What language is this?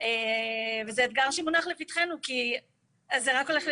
Hebrew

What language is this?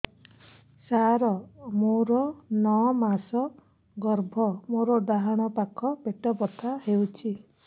Odia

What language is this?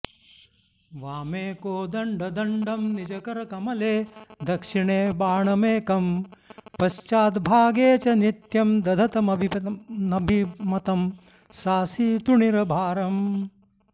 Sanskrit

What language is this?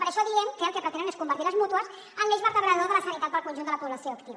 Catalan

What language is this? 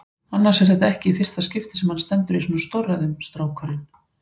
Icelandic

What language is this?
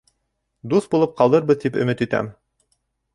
Bashkir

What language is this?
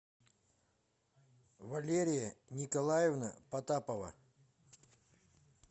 Russian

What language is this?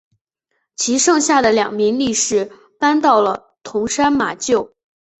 Chinese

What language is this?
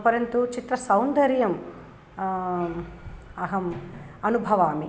Sanskrit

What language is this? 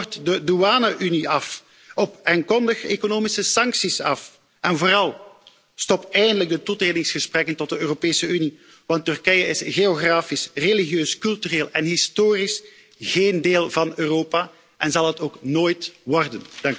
Dutch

